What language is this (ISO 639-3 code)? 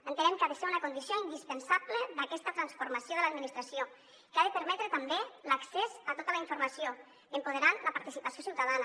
cat